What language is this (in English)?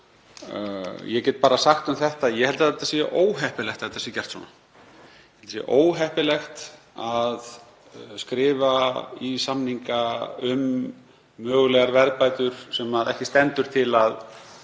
Icelandic